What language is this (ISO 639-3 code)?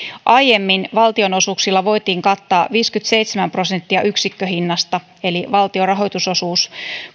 fin